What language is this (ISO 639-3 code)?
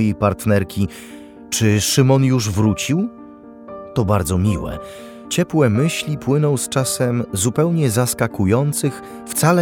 pol